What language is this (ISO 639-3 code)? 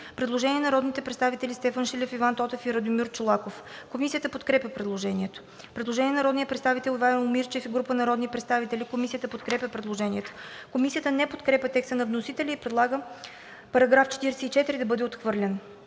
bul